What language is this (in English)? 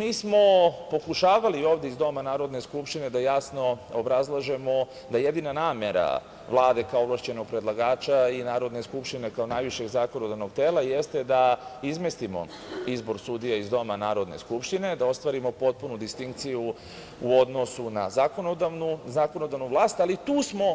Serbian